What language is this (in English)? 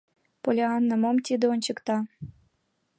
Mari